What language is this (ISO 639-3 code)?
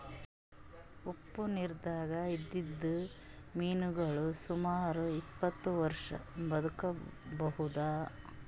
kan